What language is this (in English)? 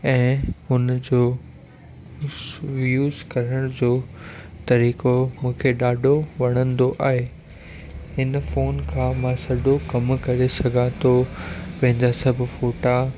Sindhi